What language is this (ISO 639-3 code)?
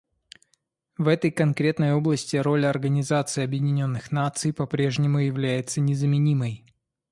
rus